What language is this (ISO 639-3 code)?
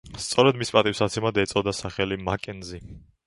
kat